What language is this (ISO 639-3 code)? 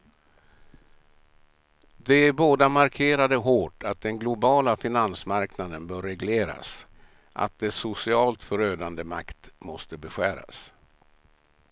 swe